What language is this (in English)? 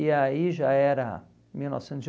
Portuguese